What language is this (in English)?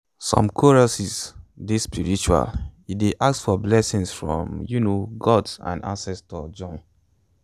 Nigerian Pidgin